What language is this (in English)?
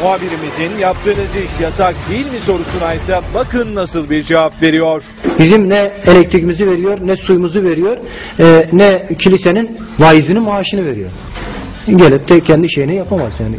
Turkish